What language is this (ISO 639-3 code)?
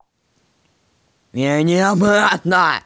rus